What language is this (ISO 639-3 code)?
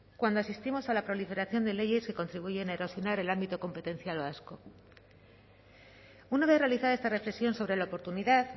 spa